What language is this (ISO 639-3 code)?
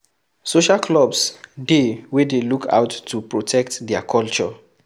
pcm